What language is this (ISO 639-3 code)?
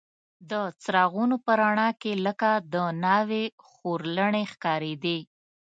pus